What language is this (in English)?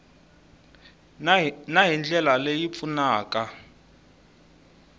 Tsonga